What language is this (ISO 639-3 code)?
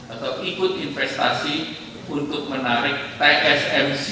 ind